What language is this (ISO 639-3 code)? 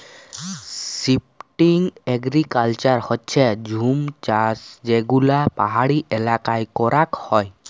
ben